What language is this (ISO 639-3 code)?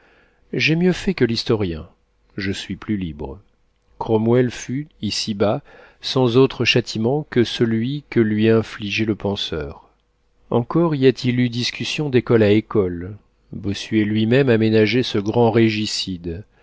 fra